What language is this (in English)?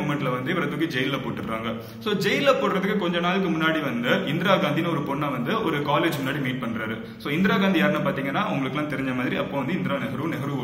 Romanian